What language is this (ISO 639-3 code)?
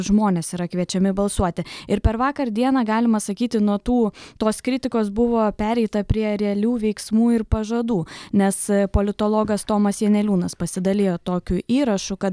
lit